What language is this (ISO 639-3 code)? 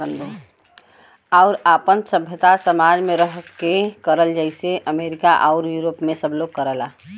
bho